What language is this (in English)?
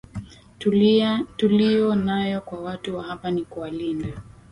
Swahili